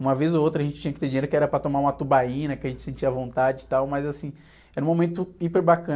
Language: Portuguese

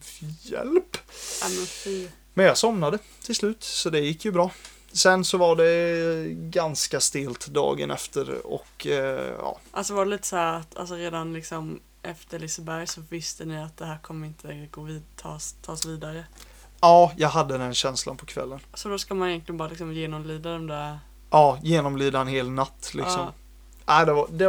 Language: Swedish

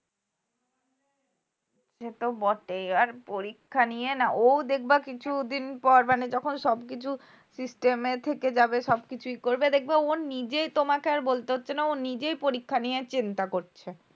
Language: Bangla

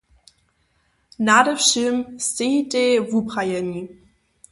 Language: Upper Sorbian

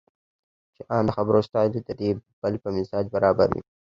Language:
Pashto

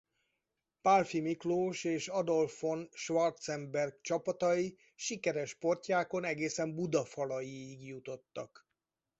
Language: Hungarian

